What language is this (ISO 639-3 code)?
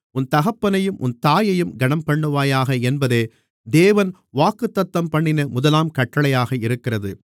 tam